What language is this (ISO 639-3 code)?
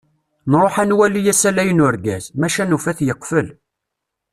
kab